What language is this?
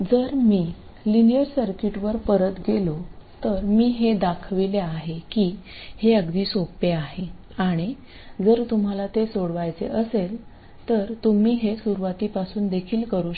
Marathi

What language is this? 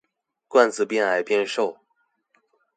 Chinese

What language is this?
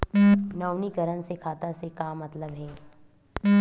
Chhattisgarhi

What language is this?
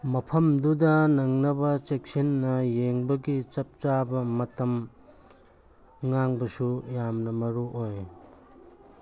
Manipuri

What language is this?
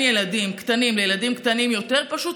Hebrew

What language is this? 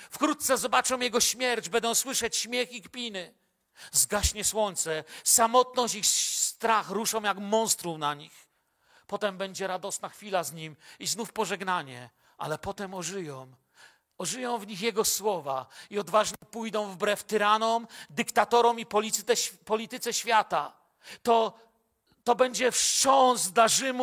Polish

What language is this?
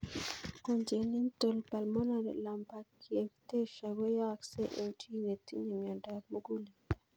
Kalenjin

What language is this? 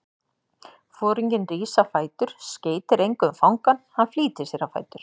Icelandic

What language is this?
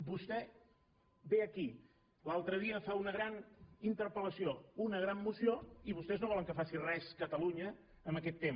Catalan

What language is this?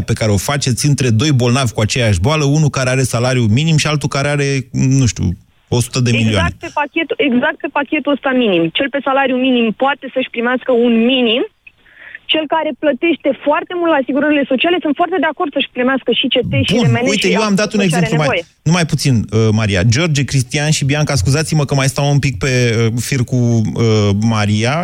Romanian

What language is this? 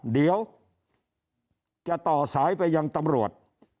Thai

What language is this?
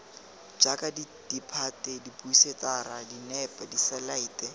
Tswana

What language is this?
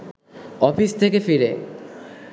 Bangla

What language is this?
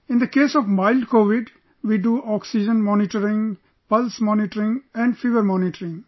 English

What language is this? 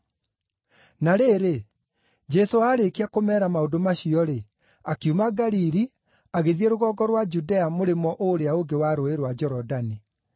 Kikuyu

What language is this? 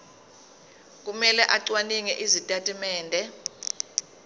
Zulu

